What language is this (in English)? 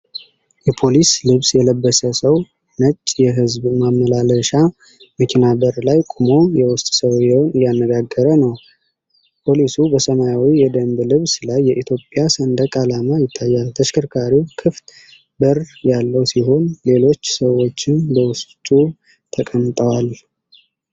Amharic